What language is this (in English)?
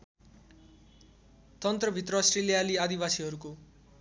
Nepali